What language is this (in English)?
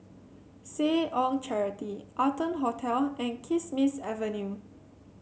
English